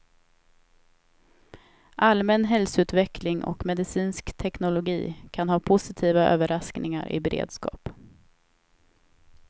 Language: Swedish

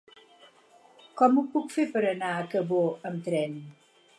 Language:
Catalan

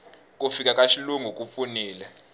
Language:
Tsonga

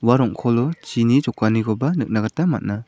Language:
Garo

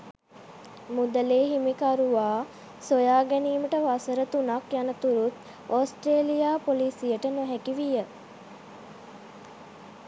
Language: Sinhala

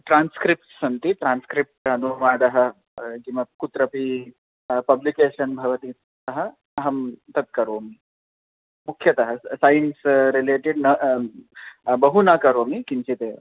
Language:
Sanskrit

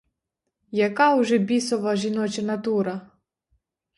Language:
Ukrainian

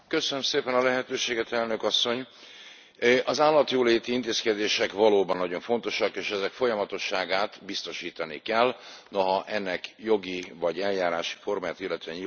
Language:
Hungarian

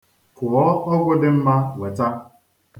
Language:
Igbo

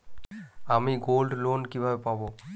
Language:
Bangla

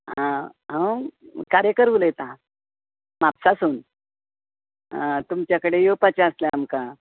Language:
Konkani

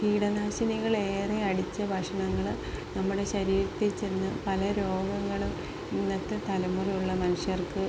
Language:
Malayalam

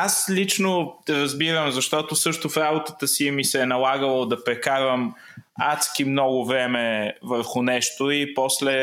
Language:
Bulgarian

